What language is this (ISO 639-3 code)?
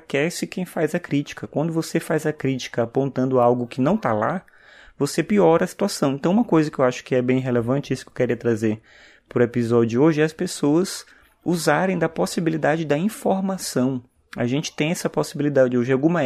por